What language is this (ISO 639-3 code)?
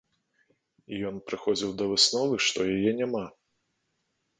bel